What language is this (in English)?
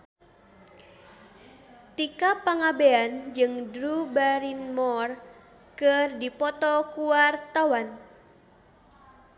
Sundanese